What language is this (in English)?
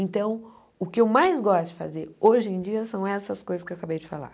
Portuguese